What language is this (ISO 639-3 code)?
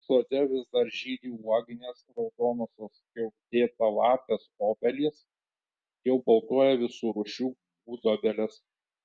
lit